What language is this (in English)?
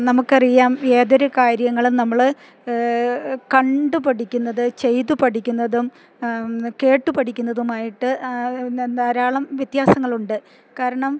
Malayalam